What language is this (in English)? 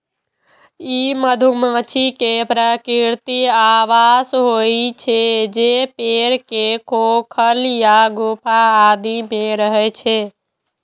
Maithili